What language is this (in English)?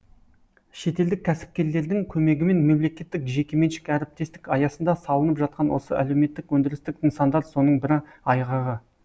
Kazakh